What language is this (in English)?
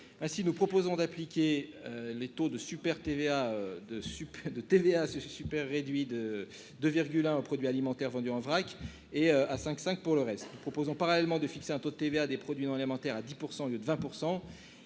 French